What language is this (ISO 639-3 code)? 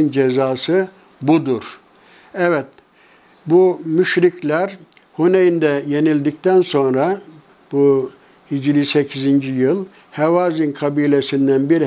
tur